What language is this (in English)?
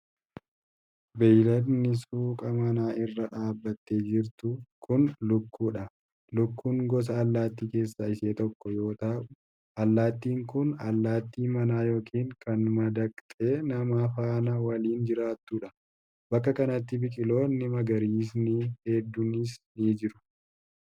Oromo